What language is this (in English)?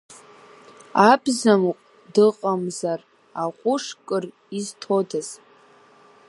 Abkhazian